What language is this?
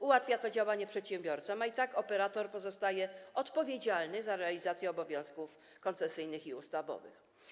Polish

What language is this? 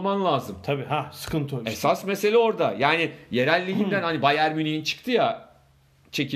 Turkish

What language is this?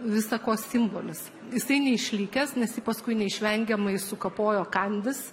Lithuanian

